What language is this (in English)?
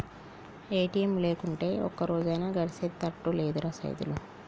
Telugu